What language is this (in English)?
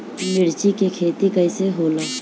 Bhojpuri